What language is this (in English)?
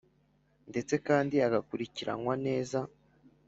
Kinyarwanda